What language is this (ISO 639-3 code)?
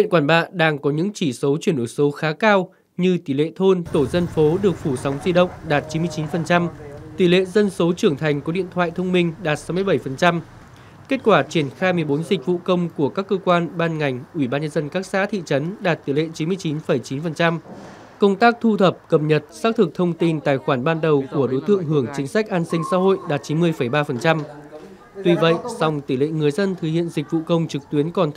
vie